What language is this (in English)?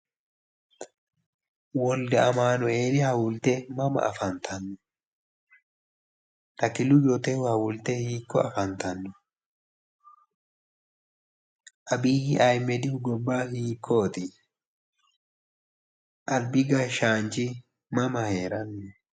Sidamo